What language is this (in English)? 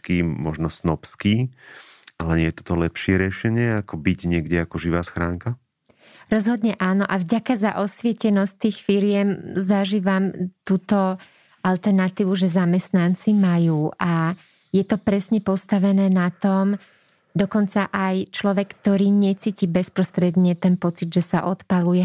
Slovak